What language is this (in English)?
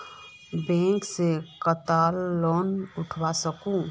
Magahi